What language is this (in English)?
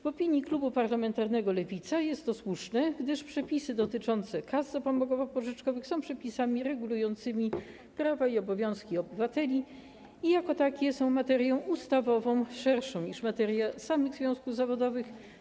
Polish